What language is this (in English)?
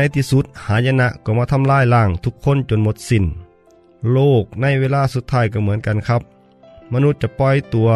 Thai